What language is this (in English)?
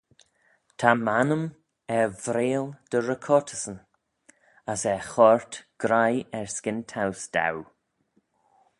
Manx